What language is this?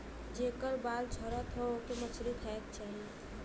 Bhojpuri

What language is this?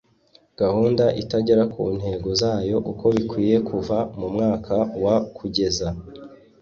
Kinyarwanda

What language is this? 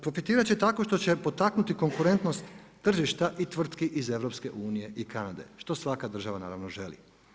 Croatian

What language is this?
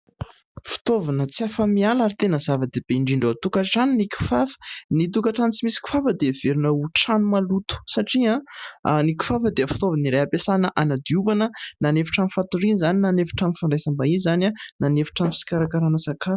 Malagasy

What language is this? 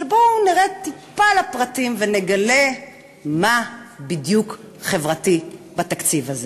Hebrew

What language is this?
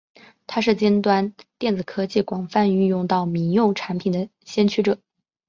Chinese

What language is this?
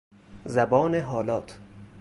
Persian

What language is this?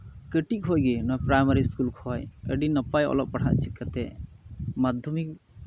Santali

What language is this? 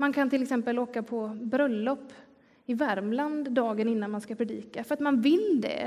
Swedish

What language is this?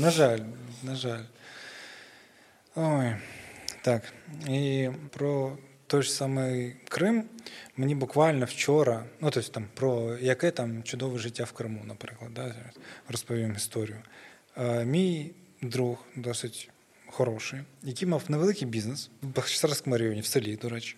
Ukrainian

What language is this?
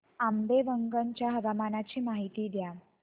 Marathi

